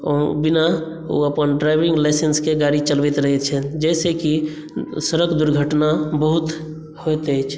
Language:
Maithili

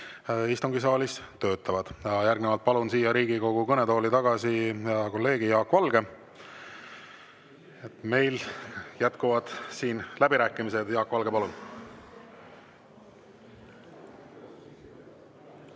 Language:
Estonian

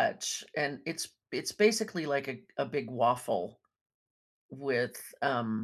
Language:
English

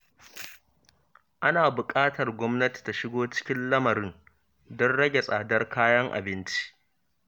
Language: Hausa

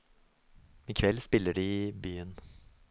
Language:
Norwegian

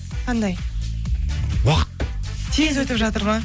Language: Kazakh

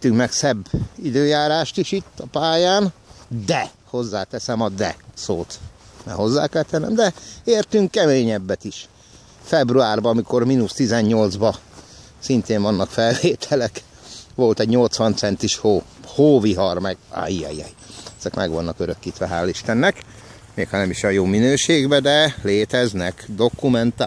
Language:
Hungarian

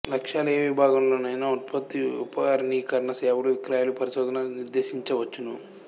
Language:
Telugu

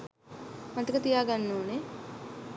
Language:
Sinhala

